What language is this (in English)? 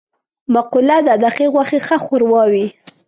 Pashto